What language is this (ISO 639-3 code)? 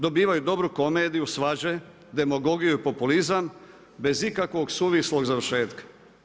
hrv